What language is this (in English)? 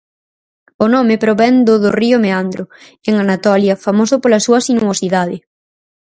Galician